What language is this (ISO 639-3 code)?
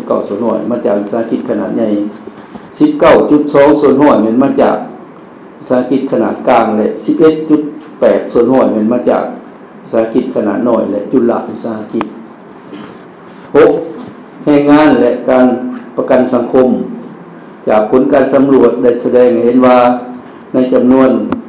tha